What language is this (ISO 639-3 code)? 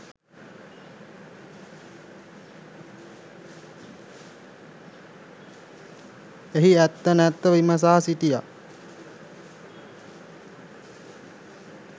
sin